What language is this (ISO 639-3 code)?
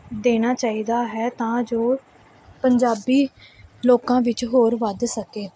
pan